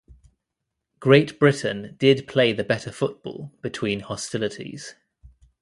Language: English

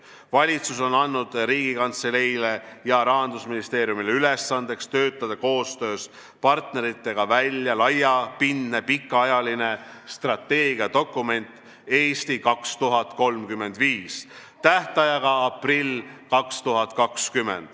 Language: Estonian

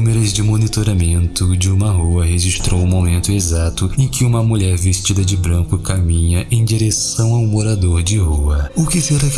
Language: Portuguese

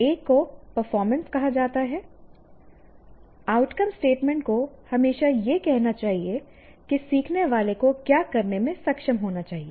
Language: Hindi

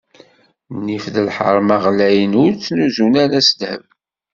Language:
Kabyle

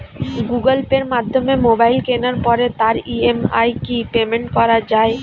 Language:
Bangla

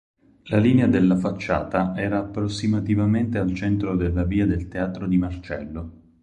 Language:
Italian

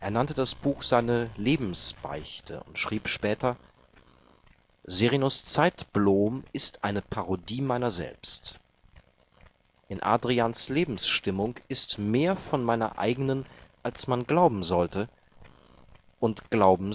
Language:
German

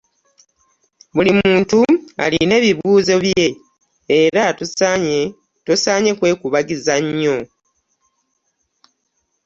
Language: Ganda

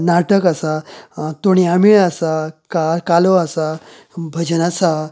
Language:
Konkani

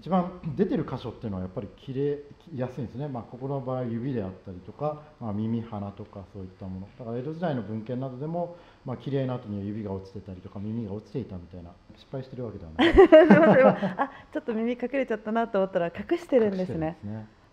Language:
Japanese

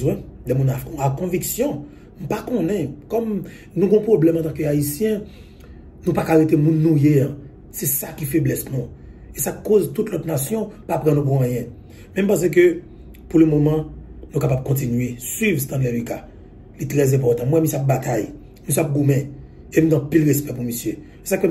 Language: French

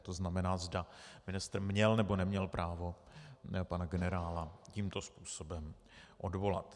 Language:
Czech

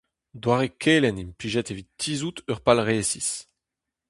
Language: Breton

